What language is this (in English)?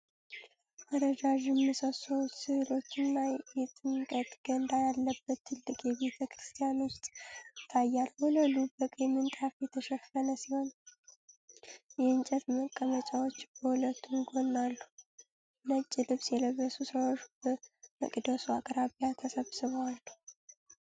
Amharic